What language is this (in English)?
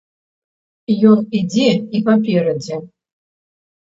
Belarusian